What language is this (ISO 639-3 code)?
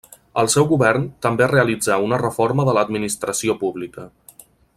cat